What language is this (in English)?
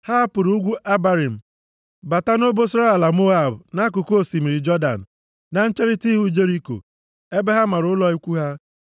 Igbo